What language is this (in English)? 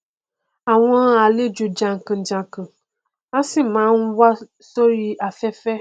Yoruba